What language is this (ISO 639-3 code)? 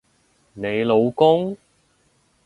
yue